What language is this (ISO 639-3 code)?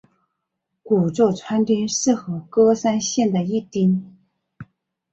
zho